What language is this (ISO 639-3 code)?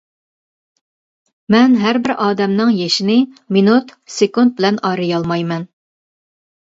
uig